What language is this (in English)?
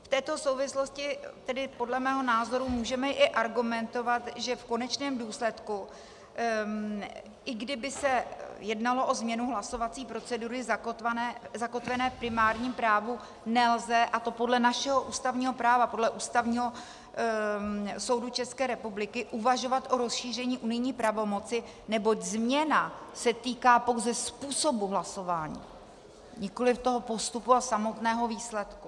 Czech